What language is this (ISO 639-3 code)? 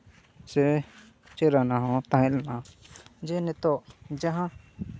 sat